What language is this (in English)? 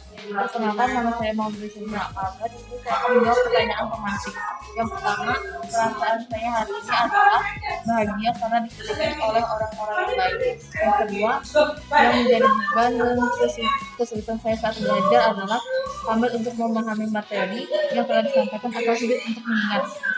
Indonesian